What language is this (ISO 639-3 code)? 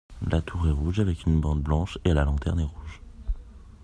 fra